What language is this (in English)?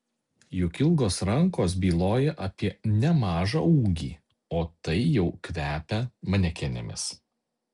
Lithuanian